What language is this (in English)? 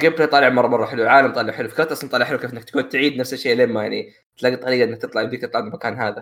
Arabic